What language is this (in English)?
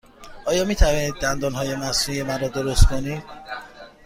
Persian